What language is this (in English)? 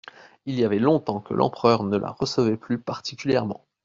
French